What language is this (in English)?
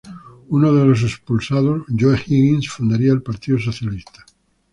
Spanish